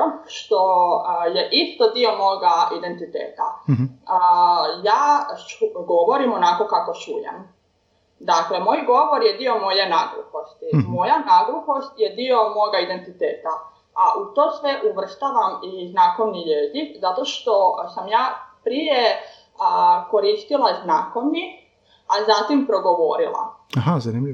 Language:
Croatian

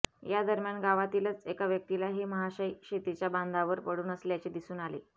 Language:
Marathi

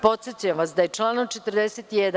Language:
Serbian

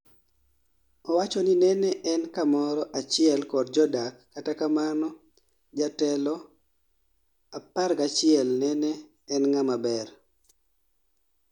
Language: Luo (Kenya and Tanzania)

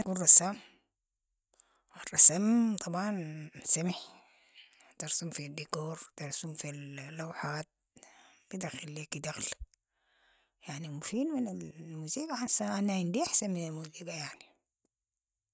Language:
Sudanese Arabic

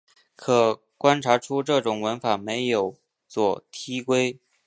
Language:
Chinese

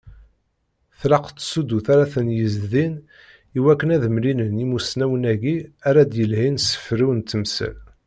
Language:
Kabyle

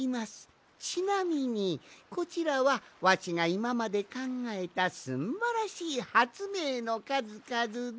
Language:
Japanese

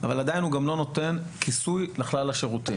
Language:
Hebrew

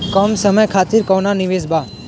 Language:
Bhojpuri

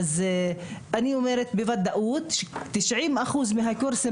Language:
Hebrew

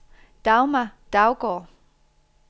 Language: Danish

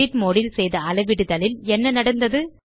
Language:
Tamil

